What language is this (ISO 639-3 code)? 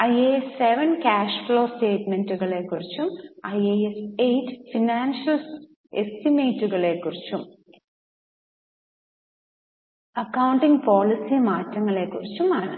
mal